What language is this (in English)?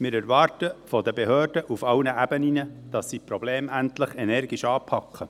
Swiss German